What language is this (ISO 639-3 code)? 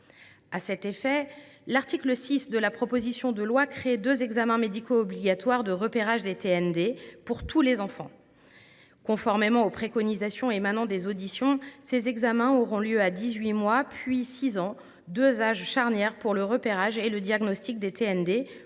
fra